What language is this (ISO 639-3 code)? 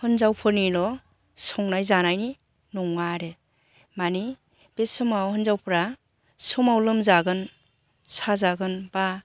brx